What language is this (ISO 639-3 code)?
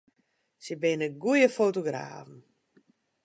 fry